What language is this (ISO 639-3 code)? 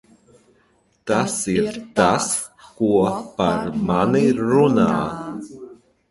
lav